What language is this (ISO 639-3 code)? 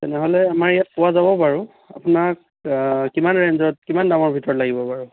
asm